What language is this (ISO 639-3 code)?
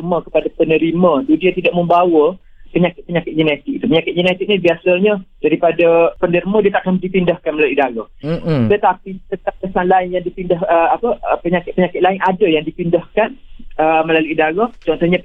msa